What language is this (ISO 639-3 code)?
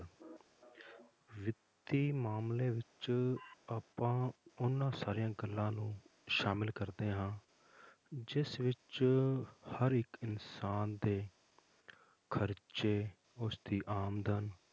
pan